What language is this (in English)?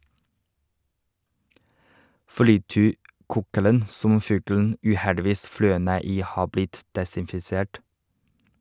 Norwegian